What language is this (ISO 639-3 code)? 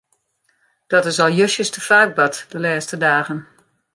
fry